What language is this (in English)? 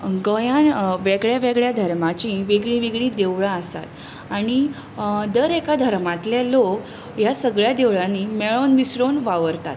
Konkani